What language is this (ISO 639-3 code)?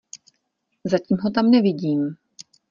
ces